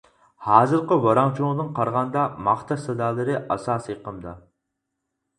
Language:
Uyghur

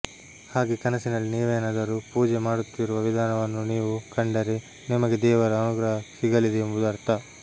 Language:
Kannada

